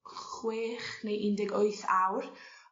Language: Welsh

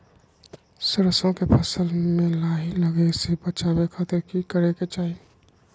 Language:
Magahi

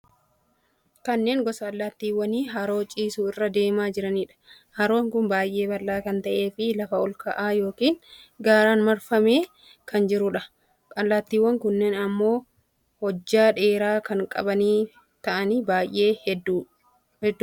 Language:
Oromo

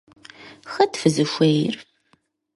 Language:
Kabardian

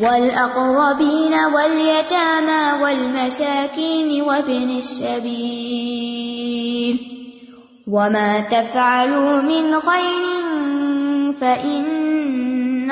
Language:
Urdu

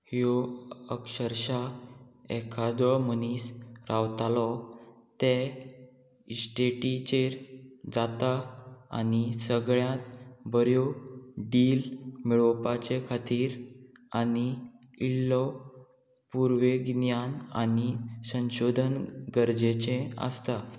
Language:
Konkani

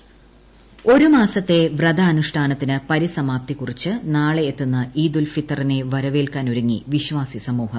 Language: Malayalam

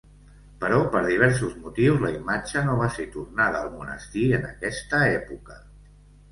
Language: Catalan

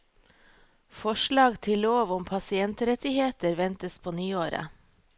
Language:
Norwegian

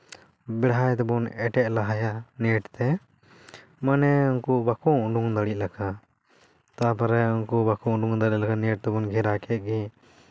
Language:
Santali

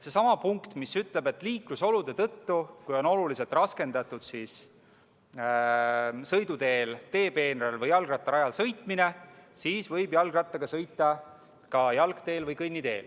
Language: Estonian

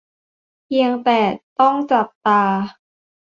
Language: Thai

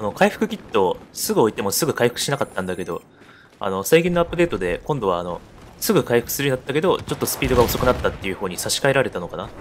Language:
Japanese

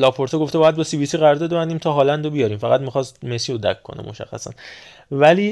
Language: Persian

